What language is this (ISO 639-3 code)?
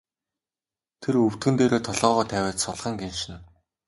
mon